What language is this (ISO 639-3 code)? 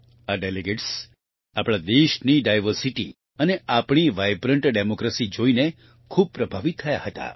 guj